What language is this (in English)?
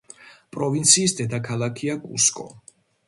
Georgian